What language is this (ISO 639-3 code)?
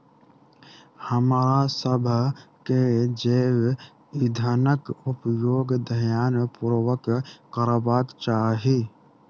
mai